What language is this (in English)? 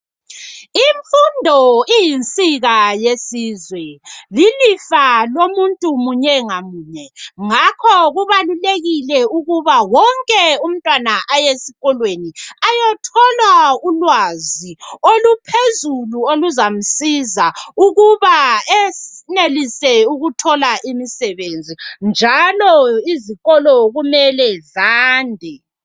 North Ndebele